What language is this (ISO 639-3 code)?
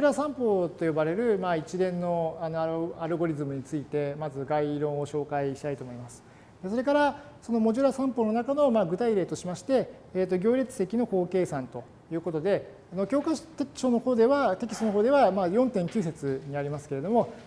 jpn